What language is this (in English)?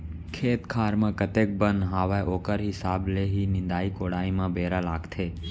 Chhattisgarhi